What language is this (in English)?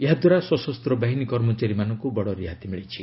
Odia